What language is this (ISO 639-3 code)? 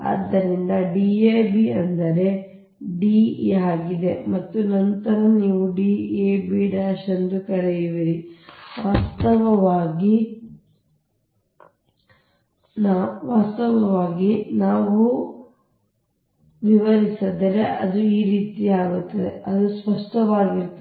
kan